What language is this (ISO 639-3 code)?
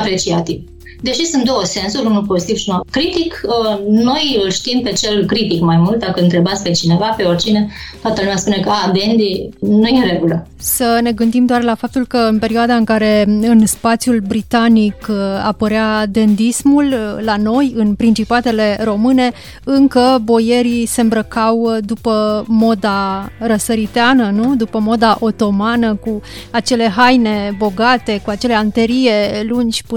ron